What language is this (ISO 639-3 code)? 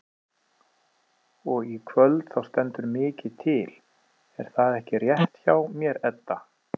isl